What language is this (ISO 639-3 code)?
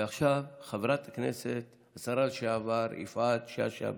heb